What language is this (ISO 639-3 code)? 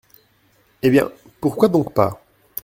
fra